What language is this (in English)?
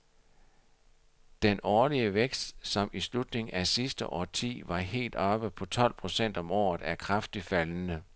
Danish